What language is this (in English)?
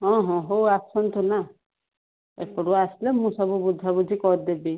Odia